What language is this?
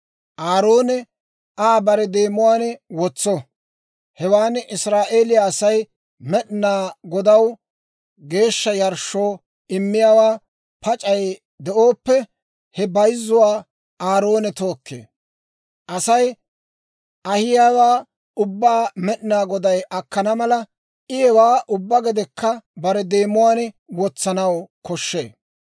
Dawro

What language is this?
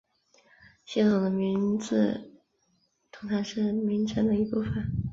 Chinese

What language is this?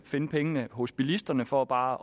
Danish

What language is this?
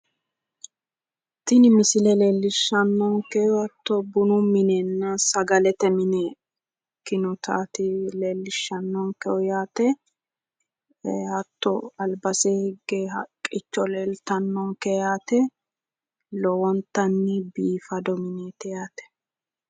Sidamo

